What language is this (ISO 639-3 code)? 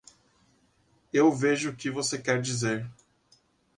por